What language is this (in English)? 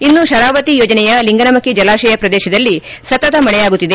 Kannada